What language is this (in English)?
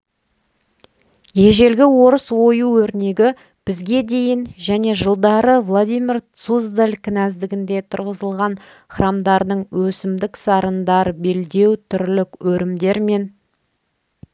Kazakh